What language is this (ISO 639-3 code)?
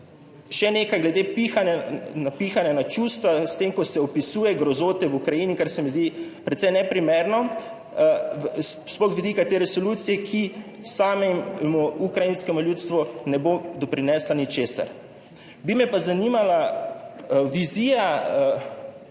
slv